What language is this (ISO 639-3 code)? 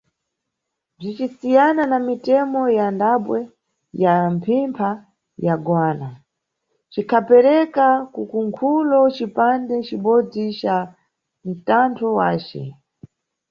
nyu